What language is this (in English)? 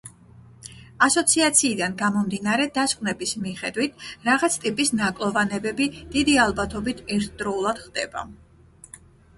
Georgian